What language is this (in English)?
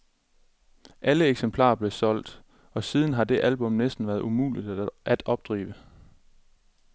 Danish